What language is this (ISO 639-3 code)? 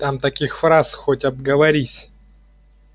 rus